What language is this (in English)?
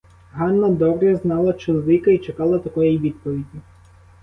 Ukrainian